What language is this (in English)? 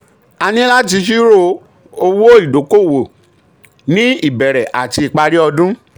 Yoruba